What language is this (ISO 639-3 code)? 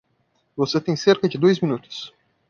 por